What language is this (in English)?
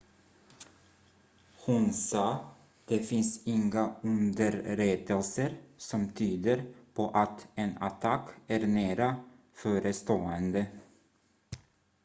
Swedish